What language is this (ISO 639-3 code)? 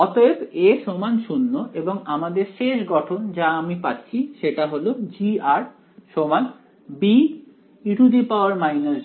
ben